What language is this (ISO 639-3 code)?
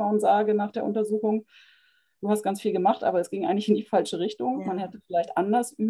deu